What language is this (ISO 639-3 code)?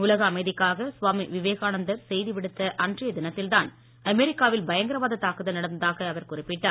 tam